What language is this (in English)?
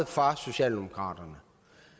Danish